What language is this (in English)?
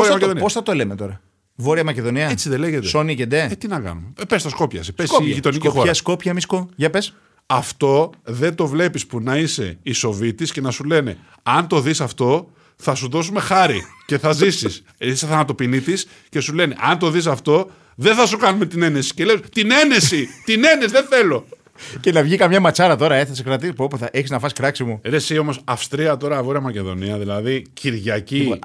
Greek